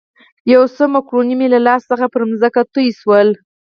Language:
Pashto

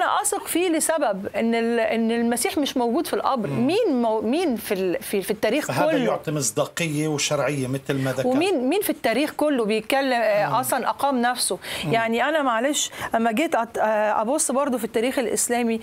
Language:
Arabic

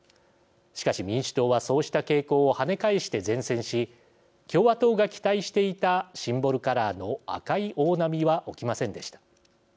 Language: Japanese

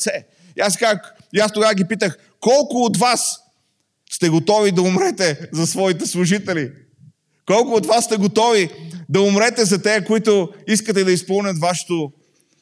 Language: Bulgarian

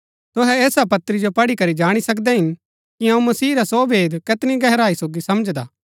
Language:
Gaddi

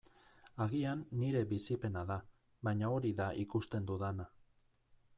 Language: Basque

